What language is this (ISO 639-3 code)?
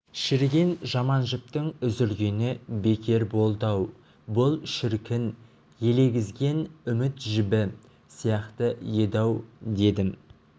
kaz